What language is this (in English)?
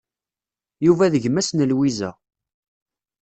Kabyle